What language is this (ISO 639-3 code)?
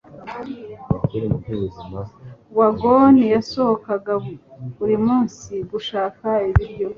kin